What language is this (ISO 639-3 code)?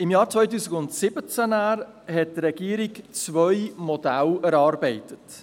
gsw